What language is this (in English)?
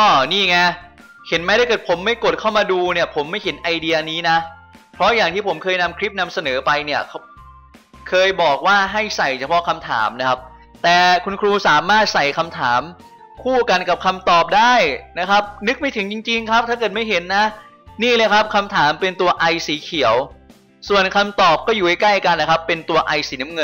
Thai